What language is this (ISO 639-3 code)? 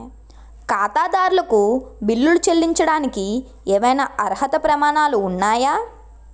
tel